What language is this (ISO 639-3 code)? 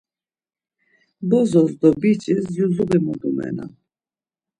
lzz